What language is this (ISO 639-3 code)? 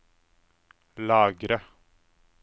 nor